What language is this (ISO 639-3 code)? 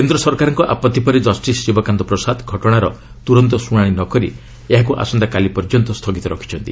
ori